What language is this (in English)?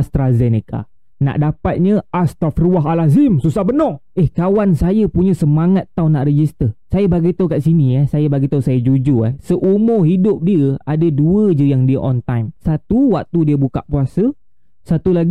Malay